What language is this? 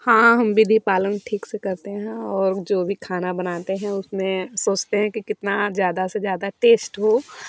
Hindi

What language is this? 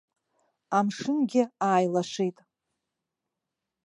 Abkhazian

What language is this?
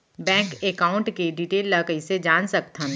Chhattisgarhi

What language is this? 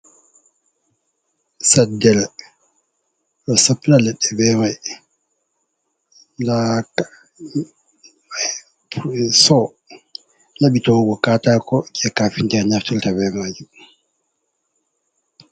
Fula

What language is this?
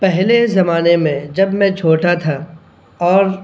Urdu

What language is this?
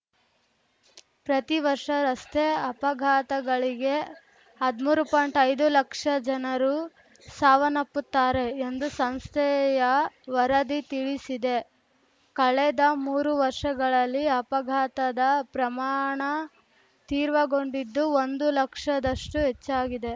Kannada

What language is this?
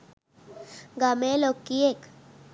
Sinhala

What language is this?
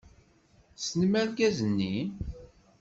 Kabyle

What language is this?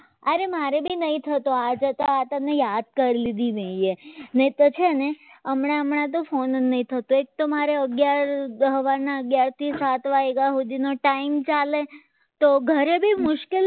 Gujarati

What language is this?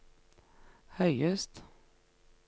Norwegian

